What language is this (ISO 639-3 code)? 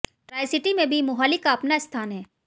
hin